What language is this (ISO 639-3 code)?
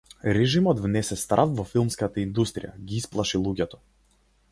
mkd